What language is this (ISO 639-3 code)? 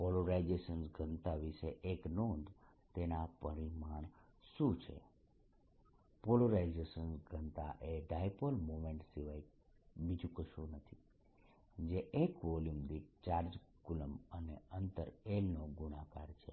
guj